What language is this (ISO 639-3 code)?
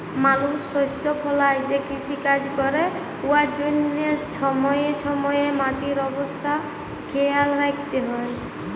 ben